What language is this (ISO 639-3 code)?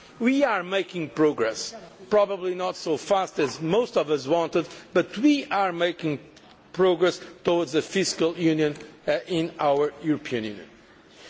eng